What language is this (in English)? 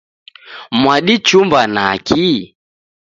Taita